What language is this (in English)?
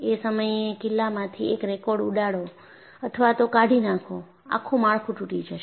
Gujarati